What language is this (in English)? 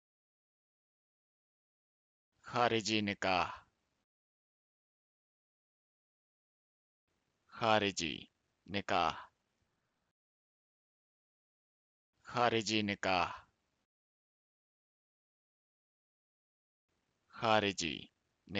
Japanese